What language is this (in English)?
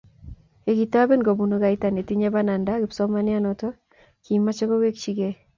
Kalenjin